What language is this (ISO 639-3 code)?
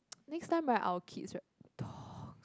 eng